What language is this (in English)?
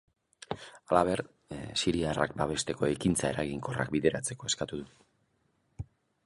Basque